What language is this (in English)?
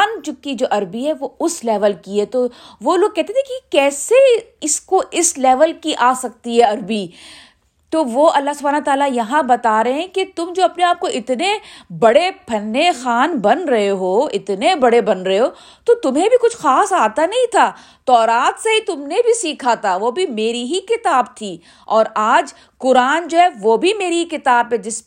Urdu